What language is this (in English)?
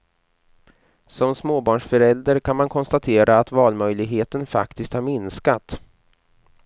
Swedish